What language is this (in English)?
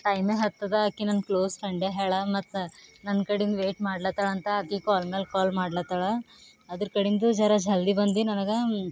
Kannada